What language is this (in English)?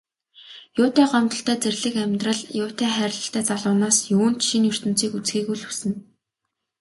Mongolian